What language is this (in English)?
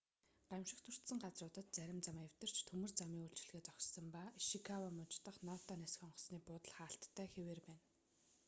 Mongolian